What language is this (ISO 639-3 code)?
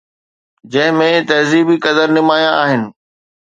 snd